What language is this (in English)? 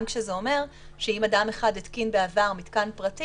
Hebrew